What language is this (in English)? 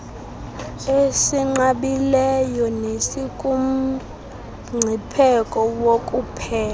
Xhosa